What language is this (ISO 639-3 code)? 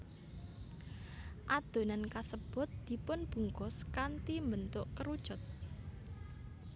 jav